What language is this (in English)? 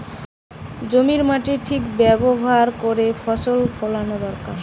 Bangla